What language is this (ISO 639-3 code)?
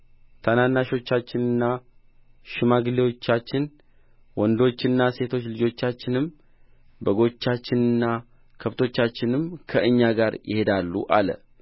amh